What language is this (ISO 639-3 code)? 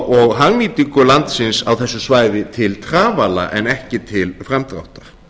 isl